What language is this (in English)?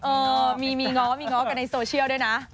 Thai